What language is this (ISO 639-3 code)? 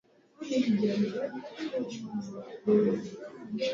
swa